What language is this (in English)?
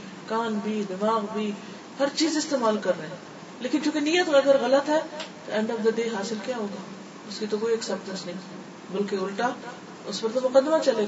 Urdu